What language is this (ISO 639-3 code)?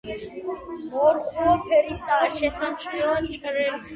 kat